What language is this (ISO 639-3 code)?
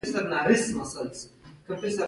pus